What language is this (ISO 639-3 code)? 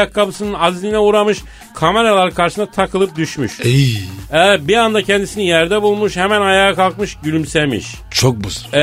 tur